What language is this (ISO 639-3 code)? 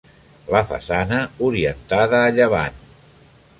cat